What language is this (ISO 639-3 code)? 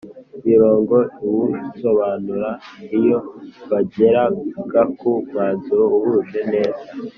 kin